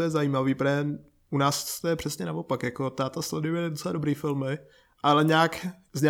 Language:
Czech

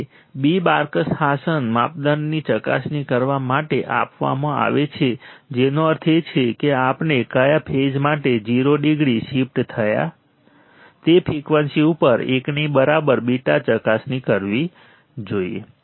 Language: Gujarati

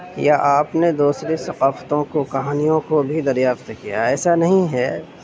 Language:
Urdu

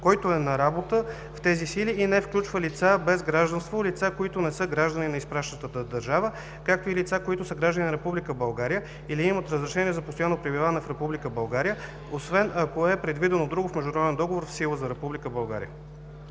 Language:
Bulgarian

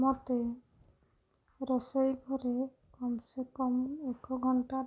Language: Odia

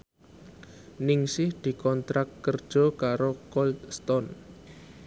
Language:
Javanese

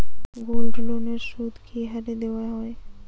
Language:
Bangla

